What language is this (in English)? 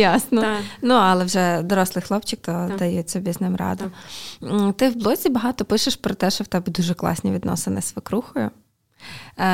Ukrainian